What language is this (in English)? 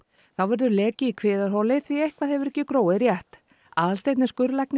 Icelandic